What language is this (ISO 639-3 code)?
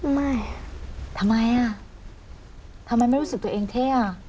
tha